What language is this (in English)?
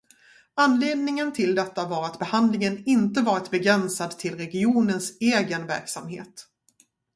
Swedish